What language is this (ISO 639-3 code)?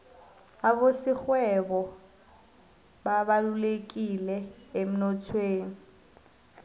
nbl